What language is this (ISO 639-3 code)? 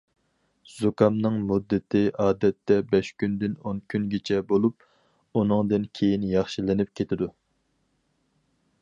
uig